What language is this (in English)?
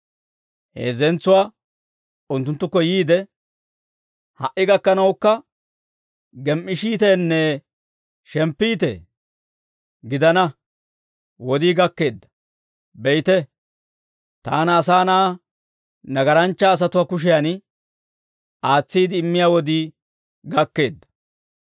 Dawro